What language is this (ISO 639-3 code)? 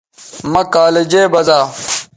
btv